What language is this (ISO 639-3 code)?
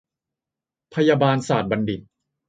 tha